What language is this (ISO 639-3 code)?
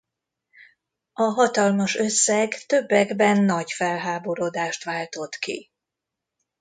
hun